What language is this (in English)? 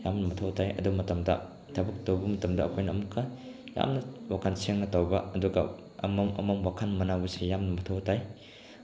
Manipuri